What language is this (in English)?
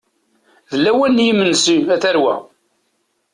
Kabyle